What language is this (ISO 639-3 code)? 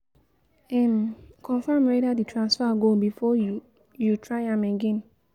pcm